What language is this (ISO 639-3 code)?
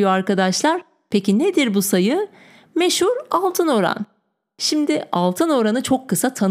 tur